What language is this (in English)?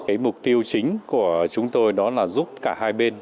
Vietnamese